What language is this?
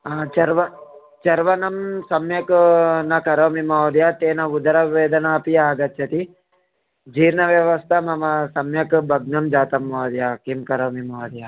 Sanskrit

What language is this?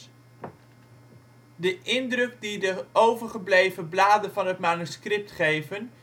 Dutch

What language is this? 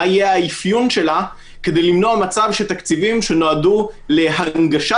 Hebrew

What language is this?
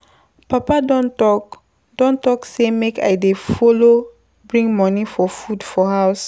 Nigerian Pidgin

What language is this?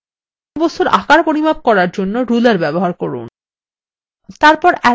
Bangla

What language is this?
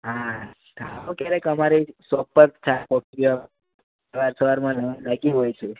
Gujarati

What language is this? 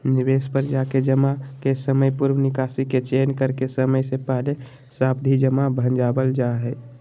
Magahi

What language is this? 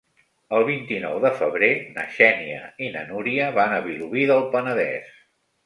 Catalan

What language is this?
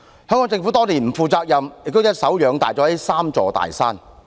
Cantonese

